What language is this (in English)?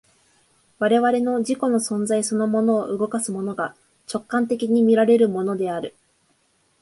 Japanese